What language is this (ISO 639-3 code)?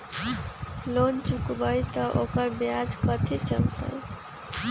mag